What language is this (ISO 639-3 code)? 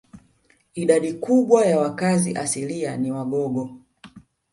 swa